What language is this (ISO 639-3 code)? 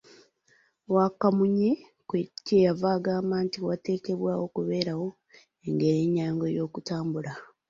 lug